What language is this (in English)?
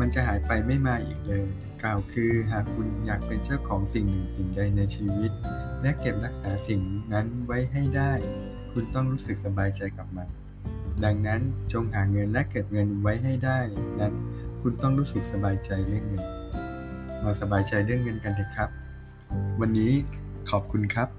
Thai